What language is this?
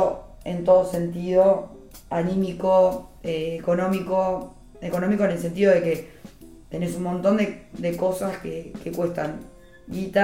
Spanish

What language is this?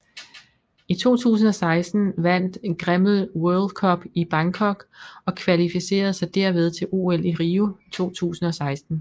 Danish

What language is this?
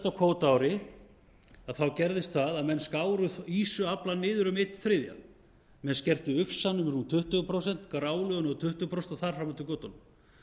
Icelandic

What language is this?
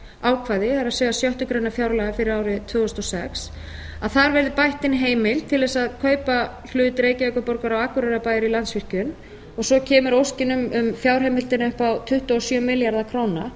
Icelandic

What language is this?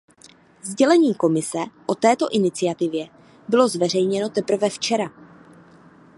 Czech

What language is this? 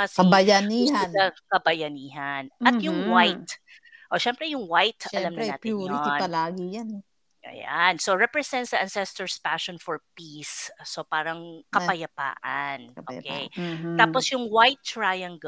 Filipino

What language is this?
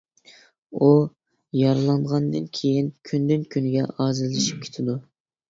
Uyghur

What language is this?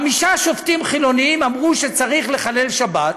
Hebrew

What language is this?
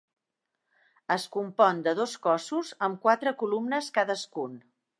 Catalan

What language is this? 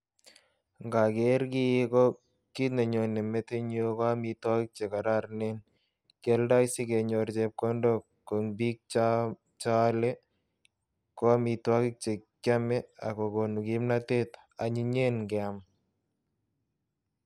Kalenjin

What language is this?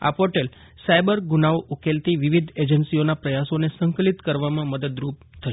Gujarati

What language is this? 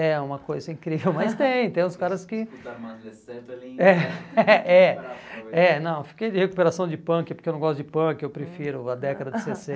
Portuguese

